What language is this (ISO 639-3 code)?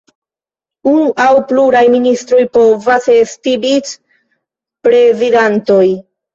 epo